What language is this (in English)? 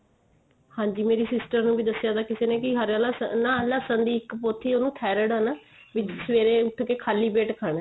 Punjabi